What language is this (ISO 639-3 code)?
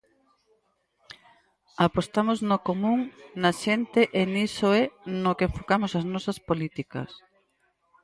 glg